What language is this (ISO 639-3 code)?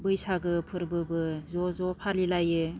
brx